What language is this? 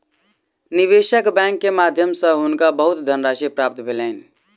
Maithili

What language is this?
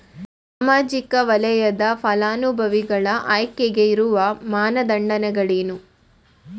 Kannada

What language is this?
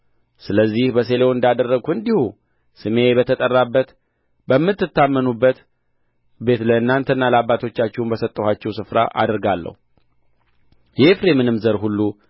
Amharic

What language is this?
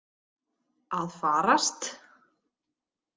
Icelandic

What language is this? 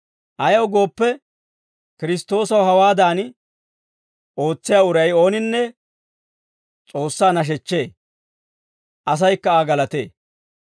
Dawro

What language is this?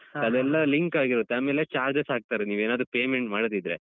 Kannada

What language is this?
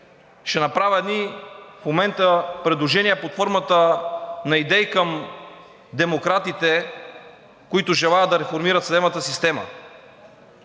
Bulgarian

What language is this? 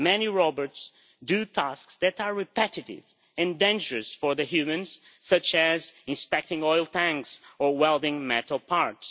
English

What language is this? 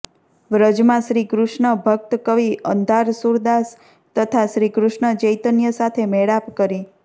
Gujarati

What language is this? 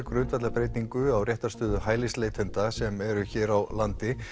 Icelandic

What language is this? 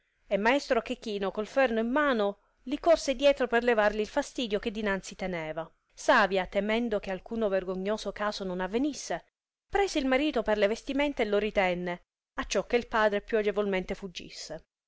Italian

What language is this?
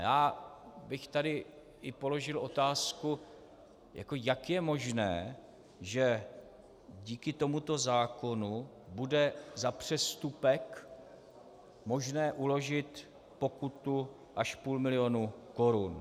Czech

